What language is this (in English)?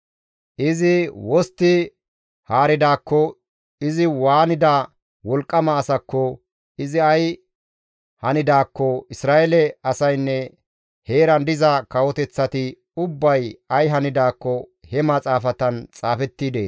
Gamo